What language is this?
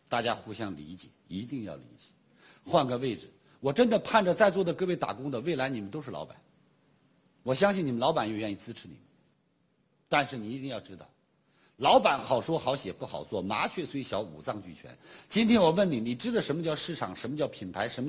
Chinese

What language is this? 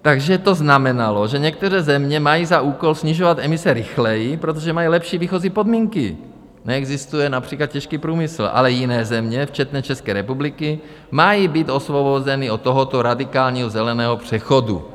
Czech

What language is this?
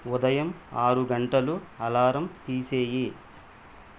Telugu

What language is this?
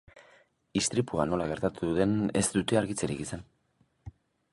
Basque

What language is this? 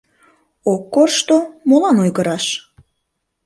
Mari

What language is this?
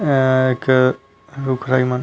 Chhattisgarhi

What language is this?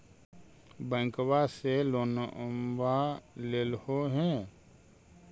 Magahi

